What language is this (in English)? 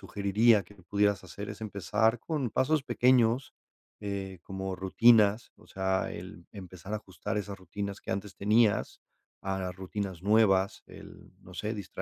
Spanish